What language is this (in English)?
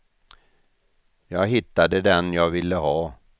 Swedish